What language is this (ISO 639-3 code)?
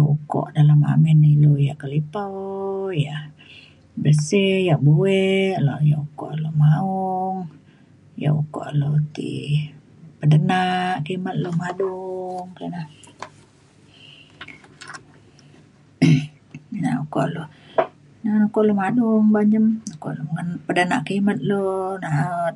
xkl